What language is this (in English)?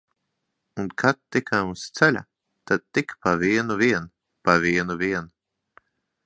Latvian